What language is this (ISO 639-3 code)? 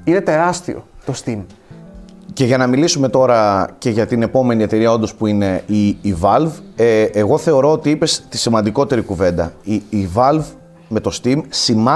ell